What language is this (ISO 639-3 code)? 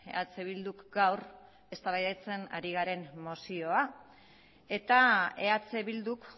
eus